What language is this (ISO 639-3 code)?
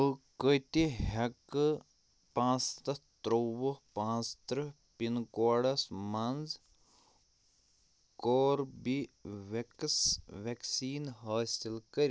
kas